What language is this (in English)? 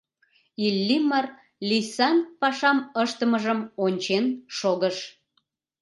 Mari